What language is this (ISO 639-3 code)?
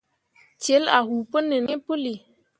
mua